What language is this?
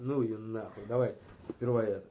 Russian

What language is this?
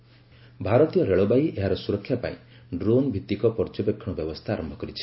Odia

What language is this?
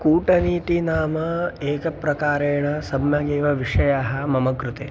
Sanskrit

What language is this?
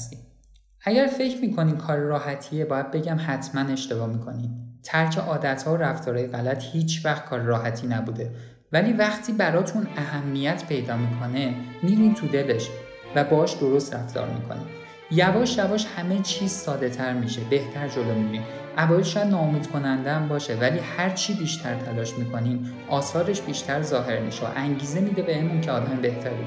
Persian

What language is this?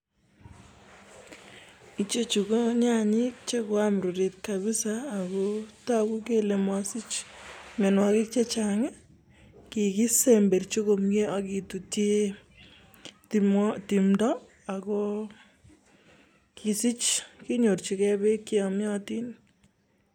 Kalenjin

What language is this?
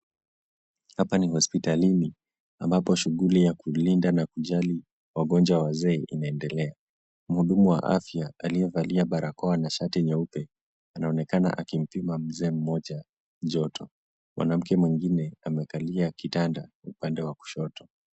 Swahili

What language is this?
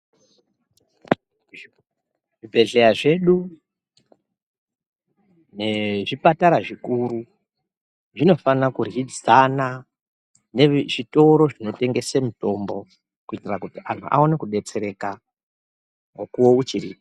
Ndau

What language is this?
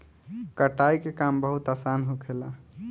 Bhojpuri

